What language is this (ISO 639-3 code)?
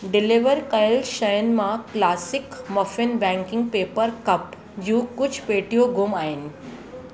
snd